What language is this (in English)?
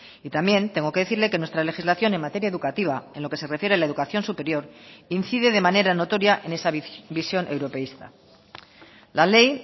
Spanish